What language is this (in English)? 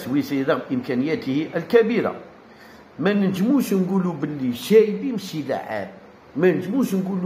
Arabic